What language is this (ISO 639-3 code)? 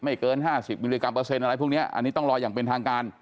tha